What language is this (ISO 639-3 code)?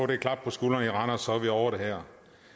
dan